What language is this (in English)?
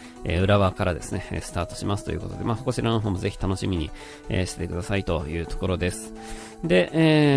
Japanese